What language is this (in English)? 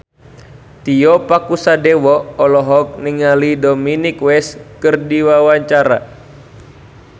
Sundanese